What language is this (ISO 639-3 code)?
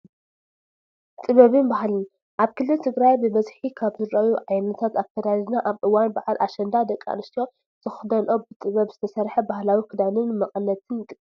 tir